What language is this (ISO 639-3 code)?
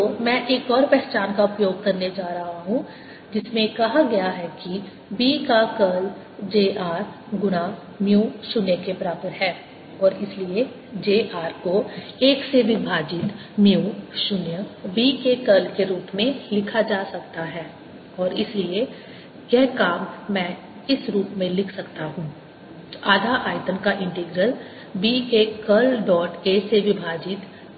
hin